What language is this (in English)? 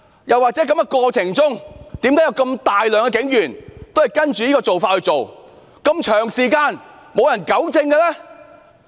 Cantonese